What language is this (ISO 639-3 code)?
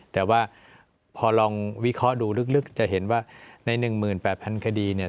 tha